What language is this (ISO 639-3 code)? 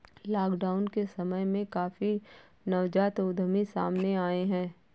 hin